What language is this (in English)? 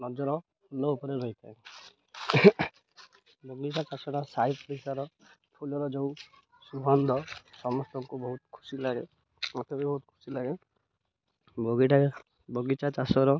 Odia